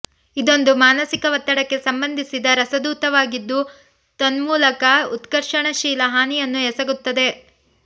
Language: Kannada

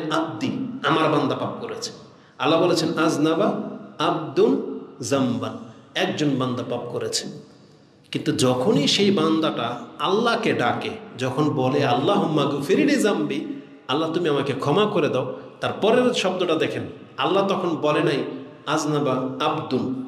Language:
Indonesian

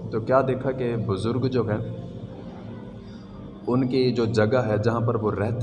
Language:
Urdu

